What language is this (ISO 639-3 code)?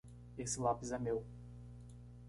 por